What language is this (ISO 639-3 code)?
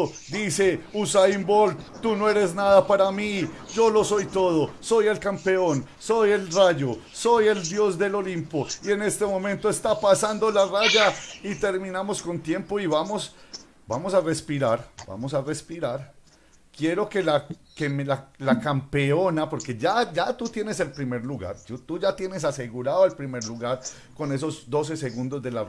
spa